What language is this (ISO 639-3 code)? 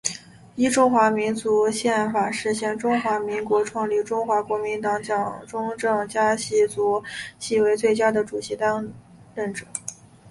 zho